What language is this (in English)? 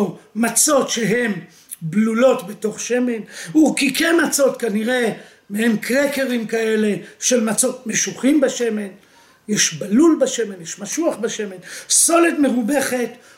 Hebrew